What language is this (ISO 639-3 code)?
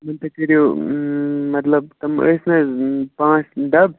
kas